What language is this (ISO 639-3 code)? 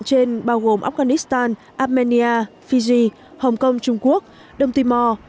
vie